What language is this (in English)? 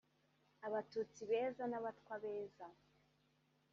Kinyarwanda